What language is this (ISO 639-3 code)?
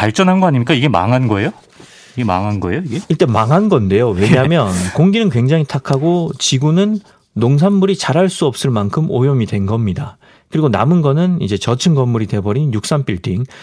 kor